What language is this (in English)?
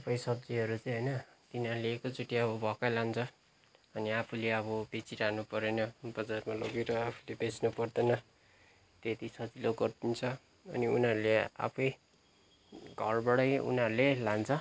Nepali